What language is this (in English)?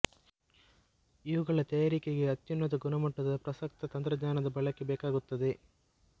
Kannada